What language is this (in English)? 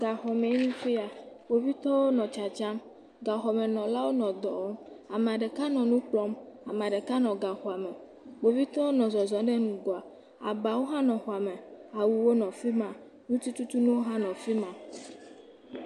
Ewe